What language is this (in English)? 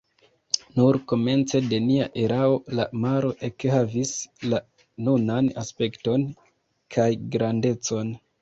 Esperanto